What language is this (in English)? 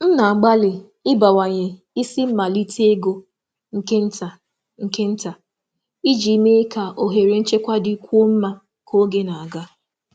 Igbo